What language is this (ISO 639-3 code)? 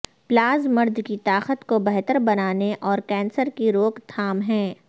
urd